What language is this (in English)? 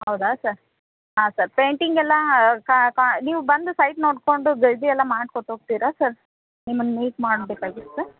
Kannada